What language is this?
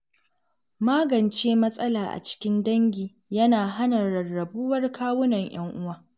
Hausa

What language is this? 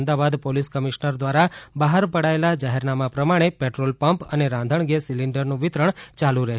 Gujarati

